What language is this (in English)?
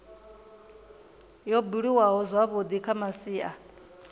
Venda